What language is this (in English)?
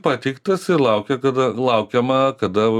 Lithuanian